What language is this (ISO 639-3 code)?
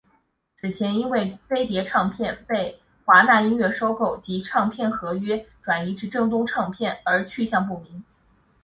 zho